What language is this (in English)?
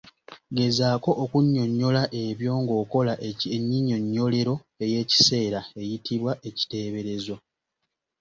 Ganda